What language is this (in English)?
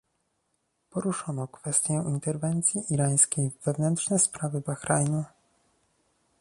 Polish